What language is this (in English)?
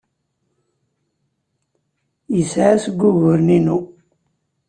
Kabyle